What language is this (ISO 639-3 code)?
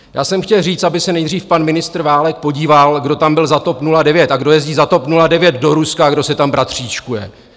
ces